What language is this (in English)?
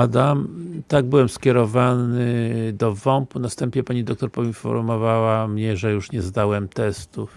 Polish